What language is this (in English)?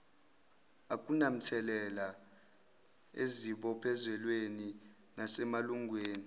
Zulu